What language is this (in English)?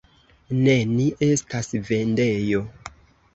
Esperanto